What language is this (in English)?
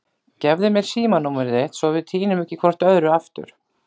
Icelandic